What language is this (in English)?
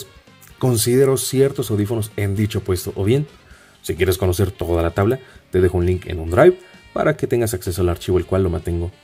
Spanish